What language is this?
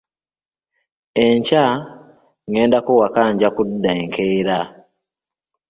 Ganda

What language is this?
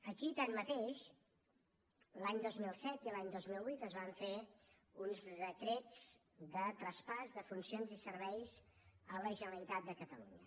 Catalan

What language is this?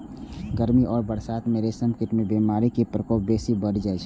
Maithili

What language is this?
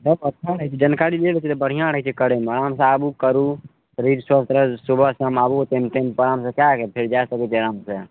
Maithili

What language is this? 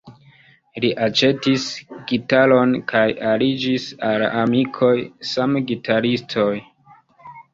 Esperanto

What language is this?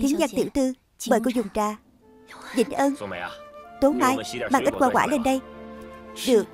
Vietnamese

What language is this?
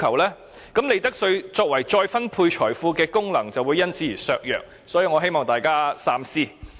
Cantonese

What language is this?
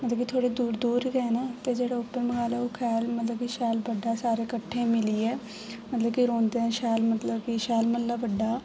Dogri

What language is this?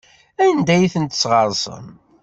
Kabyle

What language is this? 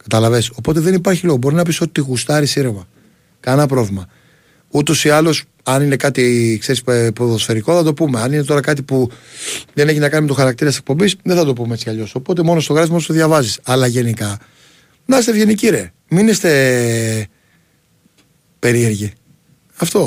Greek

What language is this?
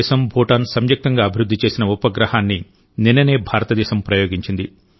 Telugu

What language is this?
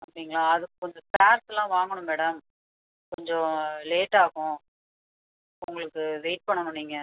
Tamil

